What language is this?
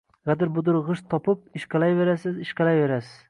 Uzbek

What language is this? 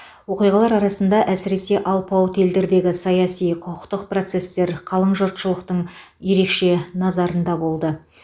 Kazakh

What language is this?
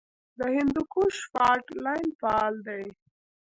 Pashto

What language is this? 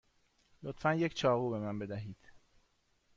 Persian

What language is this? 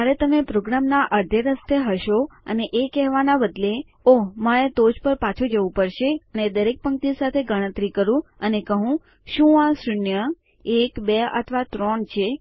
Gujarati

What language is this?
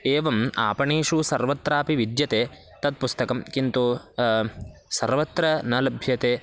Sanskrit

